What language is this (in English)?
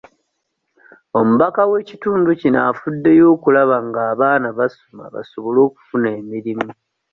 Ganda